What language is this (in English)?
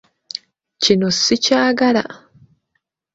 Ganda